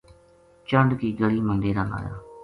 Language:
Gujari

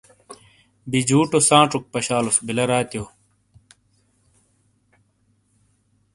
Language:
Shina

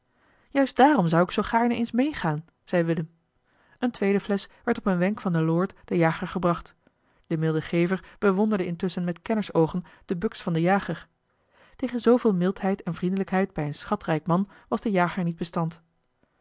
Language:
Dutch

